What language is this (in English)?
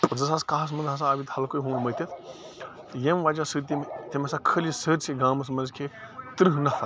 Kashmiri